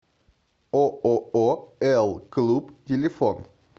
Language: Russian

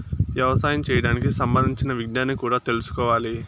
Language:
Telugu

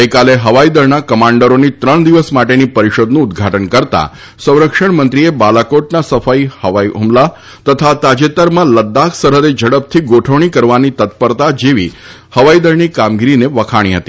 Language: Gujarati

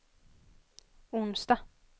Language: Swedish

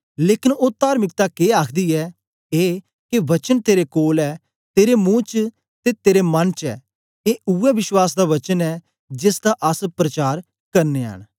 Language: Dogri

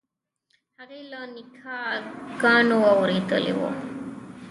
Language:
Pashto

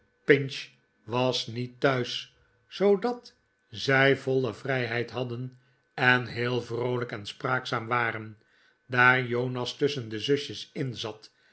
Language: Dutch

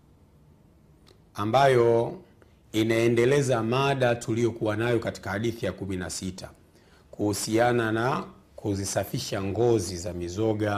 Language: Swahili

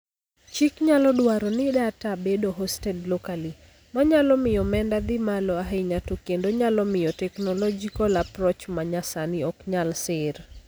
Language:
Luo (Kenya and Tanzania)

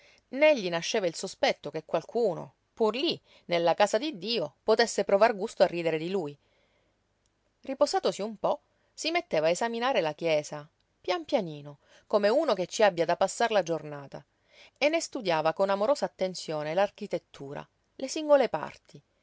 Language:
Italian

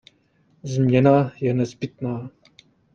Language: Czech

